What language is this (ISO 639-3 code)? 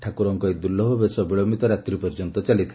ori